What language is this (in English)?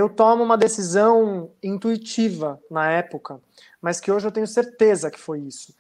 Portuguese